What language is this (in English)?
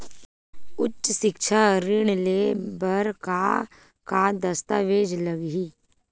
Chhattisgarhi